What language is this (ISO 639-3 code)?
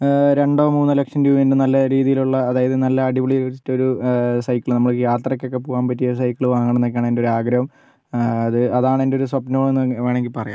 mal